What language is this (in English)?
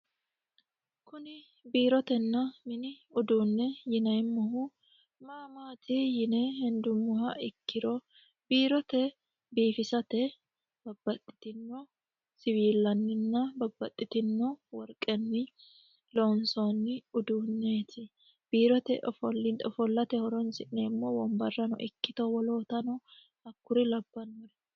Sidamo